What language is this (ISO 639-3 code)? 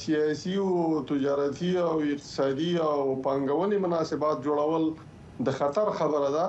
fas